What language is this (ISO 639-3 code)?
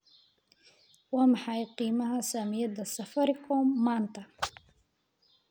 som